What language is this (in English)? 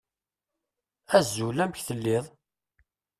Kabyle